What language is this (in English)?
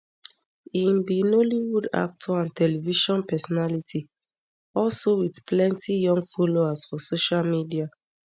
Nigerian Pidgin